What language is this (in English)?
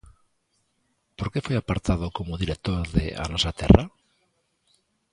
Galician